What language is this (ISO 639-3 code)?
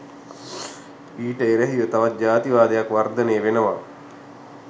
sin